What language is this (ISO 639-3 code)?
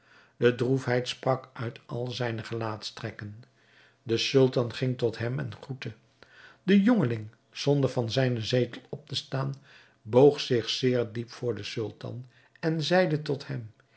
nld